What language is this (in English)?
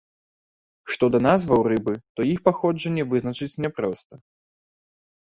Belarusian